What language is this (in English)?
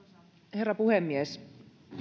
Finnish